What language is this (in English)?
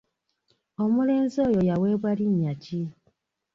Ganda